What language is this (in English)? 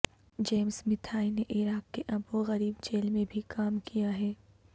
Urdu